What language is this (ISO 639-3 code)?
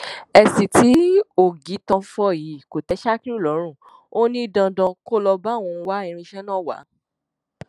yor